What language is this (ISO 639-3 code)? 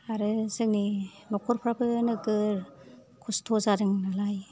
brx